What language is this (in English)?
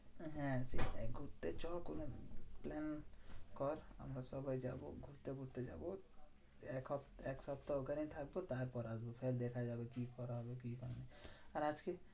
Bangla